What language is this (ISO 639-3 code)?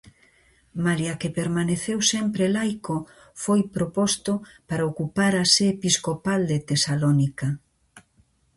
glg